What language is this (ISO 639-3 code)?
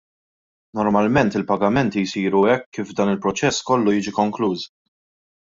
mlt